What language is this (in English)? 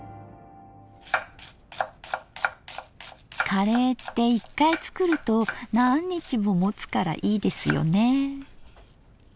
Japanese